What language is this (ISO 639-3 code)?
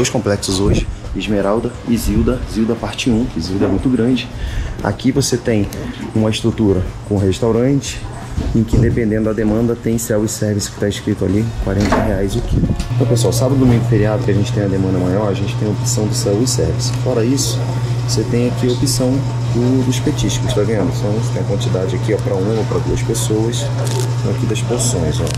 por